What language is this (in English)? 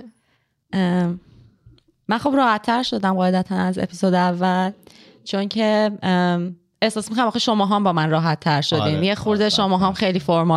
Persian